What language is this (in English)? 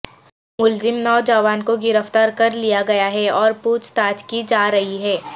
Urdu